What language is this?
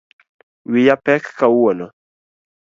Luo (Kenya and Tanzania)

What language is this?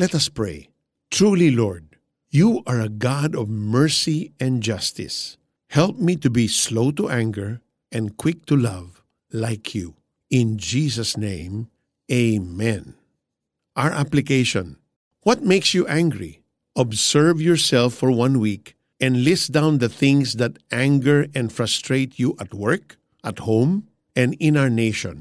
Filipino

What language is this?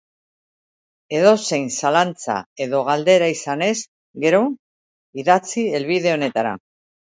Basque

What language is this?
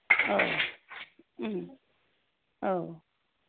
Bodo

